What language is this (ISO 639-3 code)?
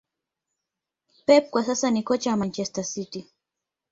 swa